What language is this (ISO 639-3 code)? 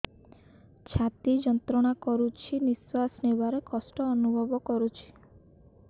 ori